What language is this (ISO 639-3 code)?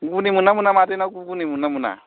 brx